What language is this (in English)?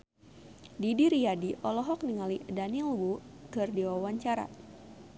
Sundanese